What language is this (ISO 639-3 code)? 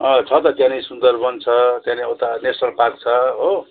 nep